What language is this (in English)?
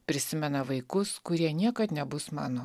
Lithuanian